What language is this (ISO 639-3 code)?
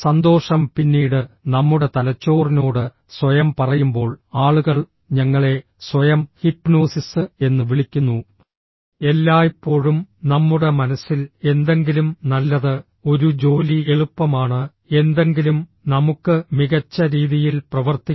mal